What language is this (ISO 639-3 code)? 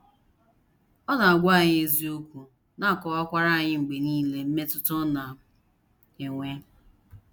ibo